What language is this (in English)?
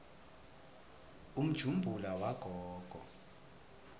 Swati